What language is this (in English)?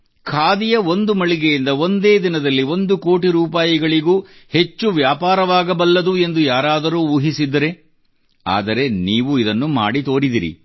Kannada